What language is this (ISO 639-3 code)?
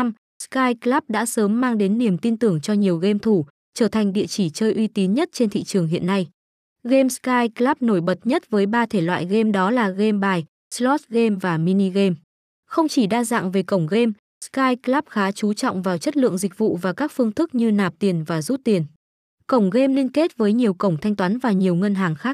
vie